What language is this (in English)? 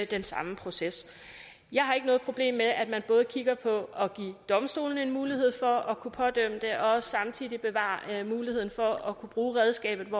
Danish